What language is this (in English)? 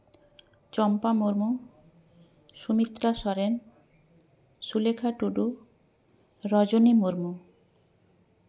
Santali